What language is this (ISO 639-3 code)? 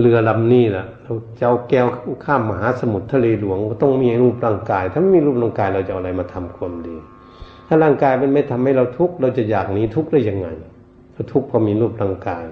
tha